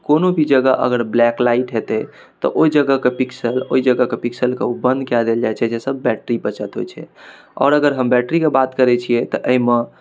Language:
Maithili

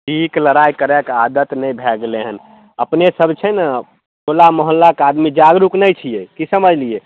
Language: Maithili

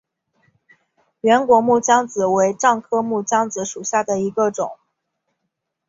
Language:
Chinese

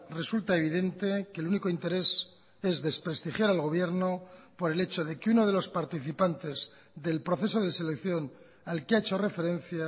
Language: Spanish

